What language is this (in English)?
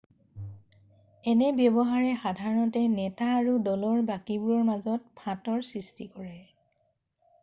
Assamese